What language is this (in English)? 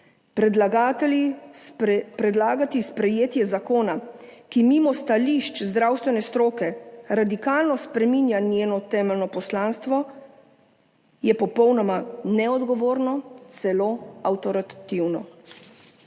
Slovenian